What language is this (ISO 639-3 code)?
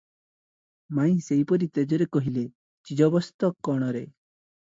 ori